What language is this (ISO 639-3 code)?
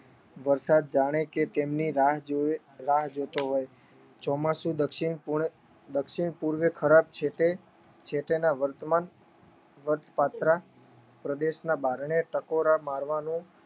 guj